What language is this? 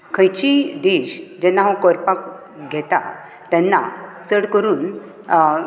Konkani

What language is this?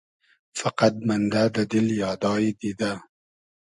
Hazaragi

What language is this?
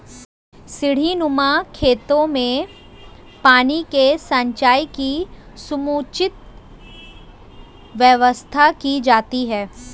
Hindi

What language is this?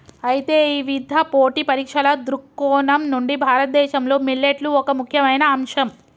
Telugu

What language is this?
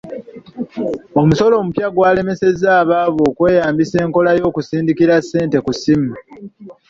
Ganda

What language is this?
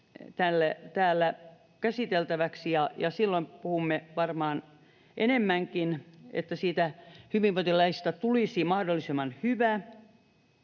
Finnish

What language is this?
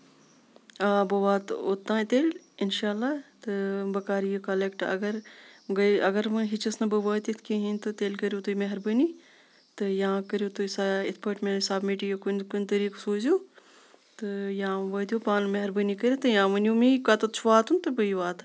Kashmiri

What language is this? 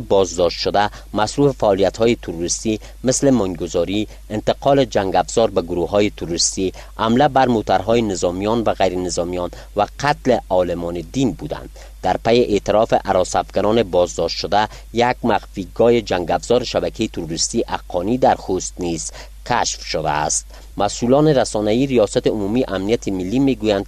Persian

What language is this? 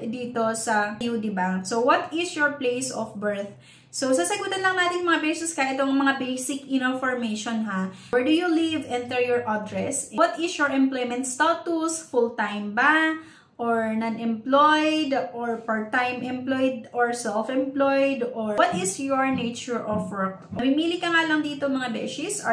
Filipino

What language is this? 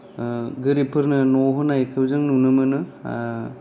Bodo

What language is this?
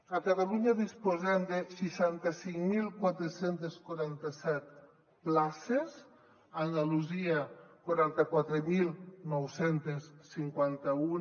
Catalan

